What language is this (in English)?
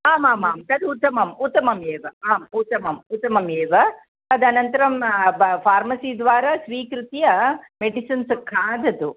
Sanskrit